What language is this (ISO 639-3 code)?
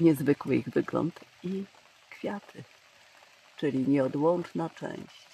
pol